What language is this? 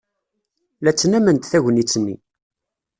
Kabyle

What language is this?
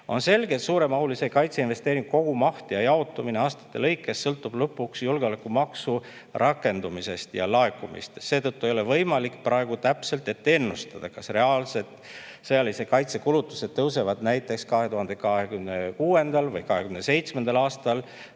Estonian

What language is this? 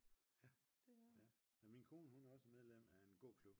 Danish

